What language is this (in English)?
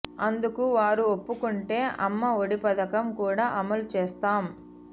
Telugu